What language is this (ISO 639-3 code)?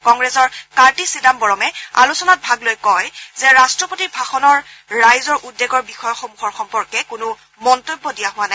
asm